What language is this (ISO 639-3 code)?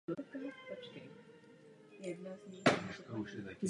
ces